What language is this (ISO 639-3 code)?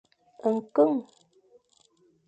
fan